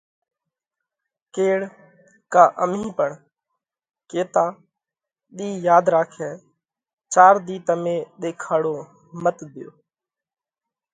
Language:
Parkari Koli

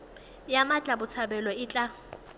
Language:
Tswana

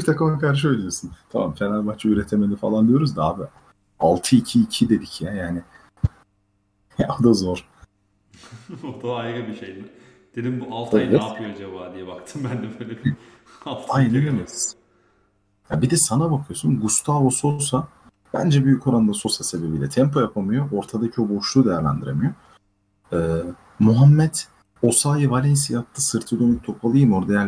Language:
Turkish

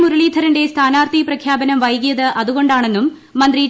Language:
Malayalam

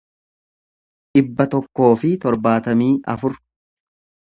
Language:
Oromo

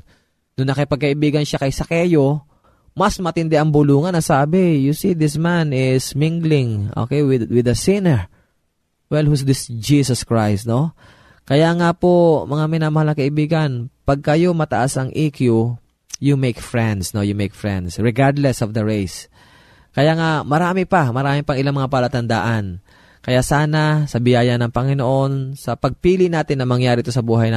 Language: Filipino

